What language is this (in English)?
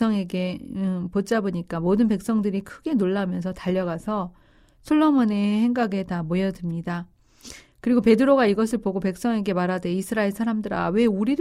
Korean